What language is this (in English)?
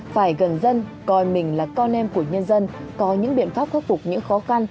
Vietnamese